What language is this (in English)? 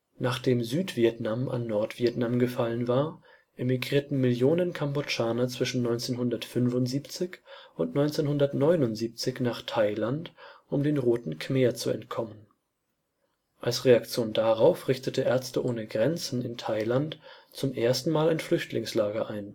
German